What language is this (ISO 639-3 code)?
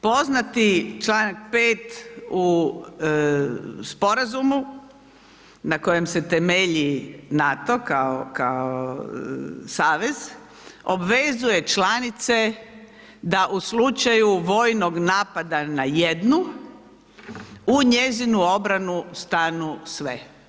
hrv